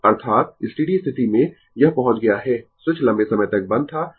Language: Hindi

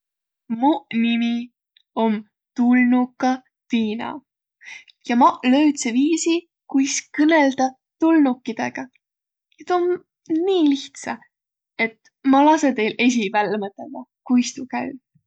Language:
Võro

